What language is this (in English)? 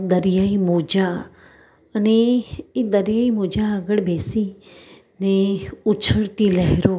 Gujarati